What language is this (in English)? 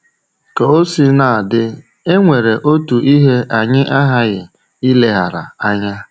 Igbo